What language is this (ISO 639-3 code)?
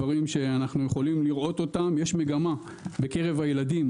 heb